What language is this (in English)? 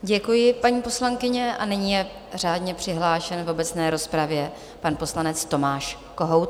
Czech